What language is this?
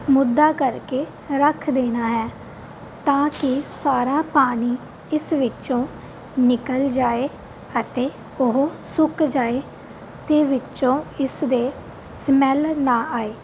Punjabi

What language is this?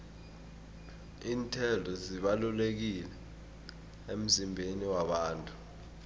South Ndebele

